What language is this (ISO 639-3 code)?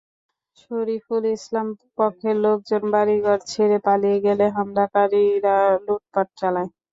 ben